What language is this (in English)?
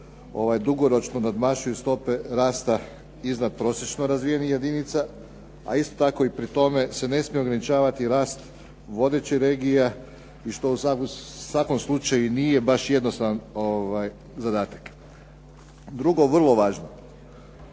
Croatian